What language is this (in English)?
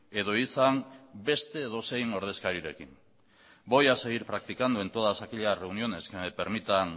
Spanish